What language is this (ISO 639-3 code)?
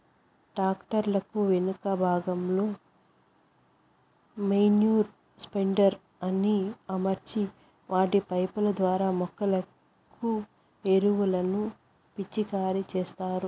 tel